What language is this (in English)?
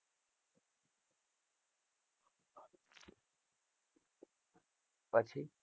Gujarati